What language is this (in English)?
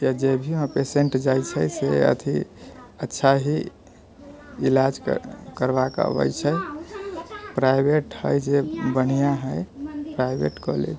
Maithili